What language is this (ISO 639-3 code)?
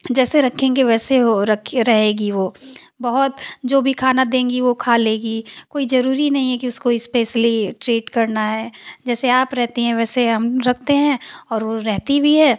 hin